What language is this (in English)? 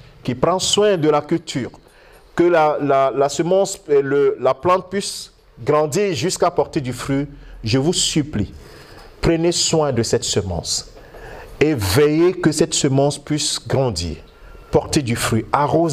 French